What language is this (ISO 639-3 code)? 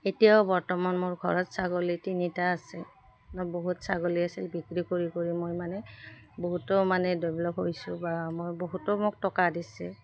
asm